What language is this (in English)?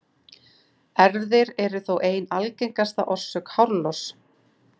Icelandic